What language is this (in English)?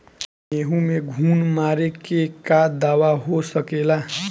Bhojpuri